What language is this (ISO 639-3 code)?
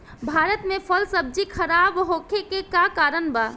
bho